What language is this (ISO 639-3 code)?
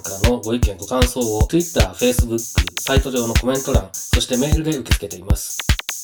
jpn